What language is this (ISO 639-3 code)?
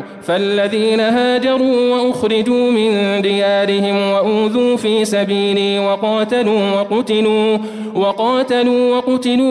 ara